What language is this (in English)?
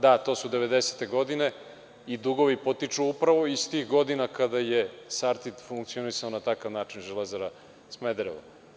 Serbian